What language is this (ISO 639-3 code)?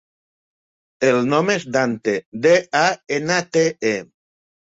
cat